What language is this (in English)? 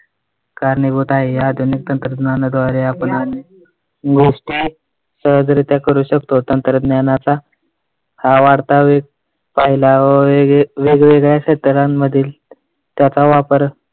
Marathi